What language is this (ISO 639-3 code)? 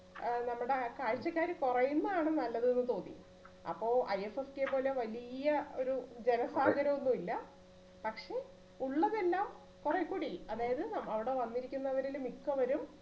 mal